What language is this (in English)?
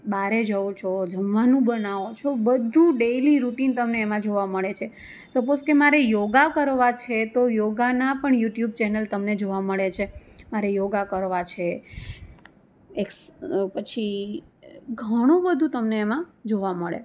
Gujarati